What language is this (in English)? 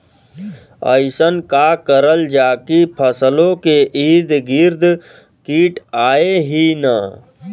Bhojpuri